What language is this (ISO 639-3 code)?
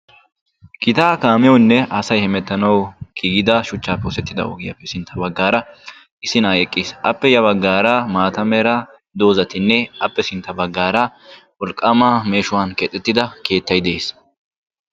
wal